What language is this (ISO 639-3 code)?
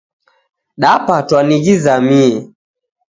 dav